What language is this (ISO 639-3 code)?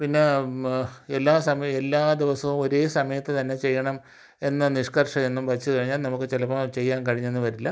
mal